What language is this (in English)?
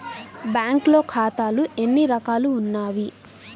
Telugu